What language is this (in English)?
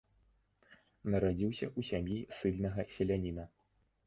Belarusian